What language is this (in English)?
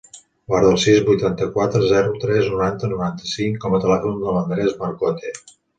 Catalan